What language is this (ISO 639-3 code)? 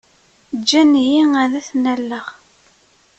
kab